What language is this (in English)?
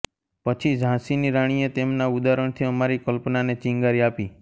Gujarati